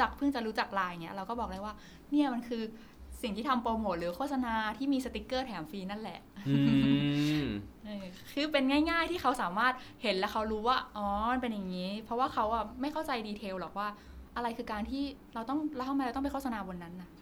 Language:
Thai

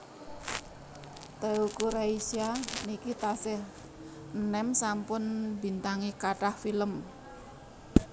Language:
Javanese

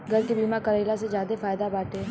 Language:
Bhojpuri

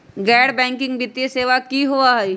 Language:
Magahi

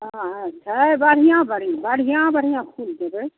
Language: Maithili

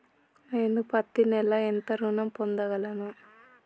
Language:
Telugu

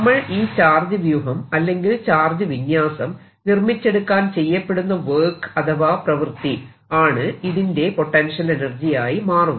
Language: Malayalam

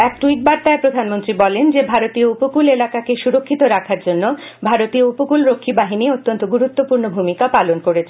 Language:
Bangla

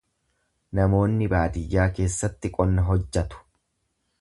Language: Oromo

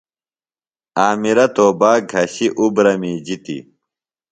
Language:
Phalura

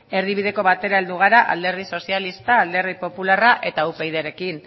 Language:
Basque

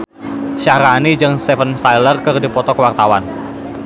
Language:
Sundanese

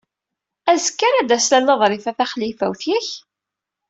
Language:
Kabyle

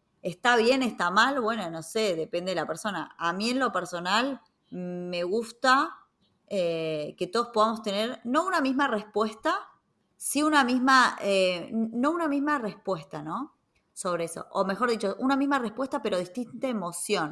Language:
Spanish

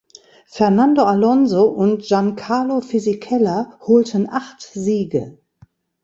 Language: German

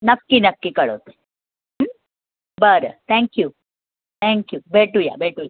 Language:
Marathi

